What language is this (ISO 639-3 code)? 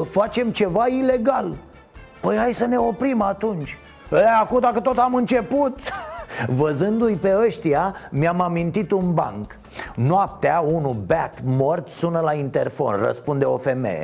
ron